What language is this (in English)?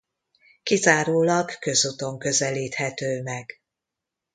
Hungarian